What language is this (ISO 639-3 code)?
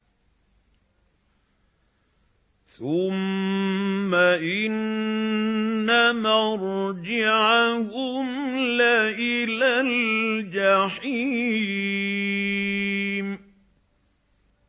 ara